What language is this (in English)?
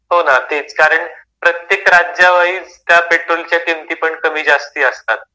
Marathi